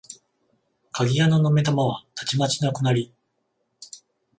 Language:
Japanese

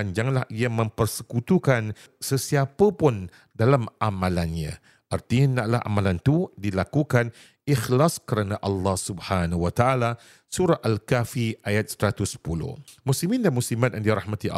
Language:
Malay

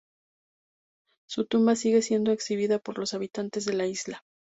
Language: Spanish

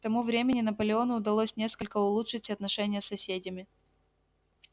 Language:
Russian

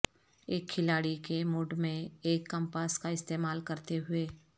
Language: Urdu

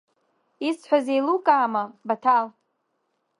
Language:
Abkhazian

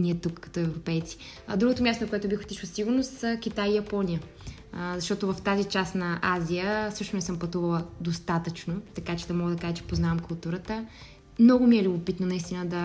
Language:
Bulgarian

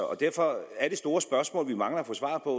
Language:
Danish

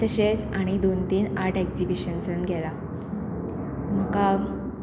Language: Konkani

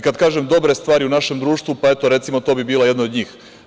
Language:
Serbian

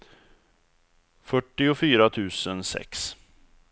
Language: Swedish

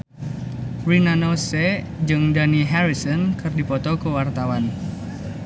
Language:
Sundanese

